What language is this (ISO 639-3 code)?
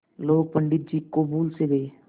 hin